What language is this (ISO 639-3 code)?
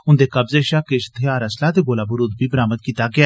doi